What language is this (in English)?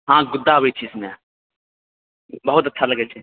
Maithili